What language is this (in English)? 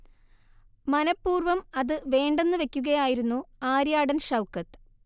Malayalam